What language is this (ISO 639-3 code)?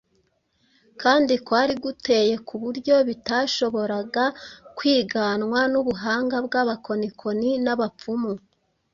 kin